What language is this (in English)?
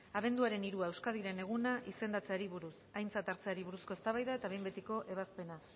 Basque